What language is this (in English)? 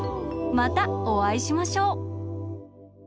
Japanese